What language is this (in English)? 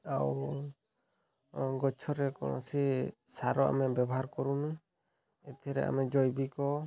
Odia